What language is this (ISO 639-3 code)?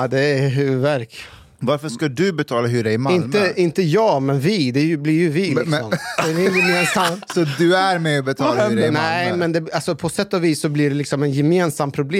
swe